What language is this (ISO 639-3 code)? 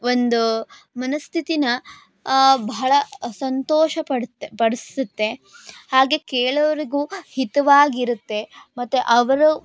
kan